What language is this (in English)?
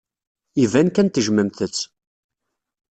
Kabyle